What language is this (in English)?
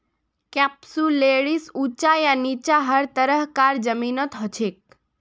Magahi